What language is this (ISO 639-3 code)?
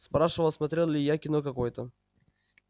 rus